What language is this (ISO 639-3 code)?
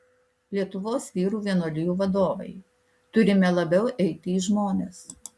lit